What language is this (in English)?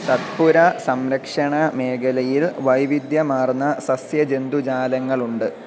Malayalam